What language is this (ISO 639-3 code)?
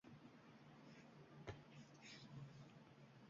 uzb